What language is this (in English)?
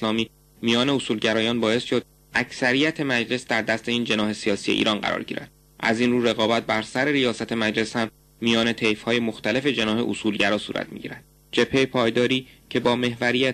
Persian